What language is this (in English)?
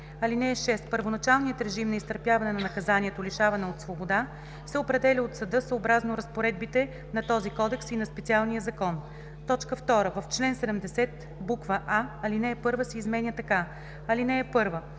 Bulgarian